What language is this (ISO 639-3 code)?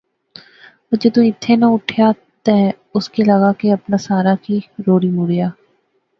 phr